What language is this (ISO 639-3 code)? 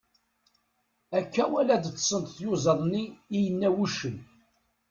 kab